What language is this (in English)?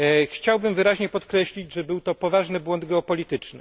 Polish